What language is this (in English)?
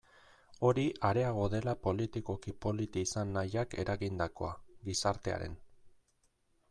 Basque